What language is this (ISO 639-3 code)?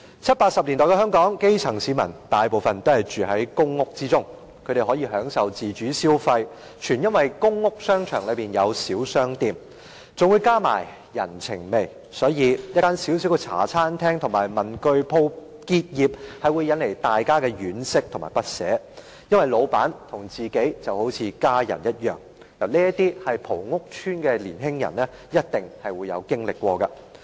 yue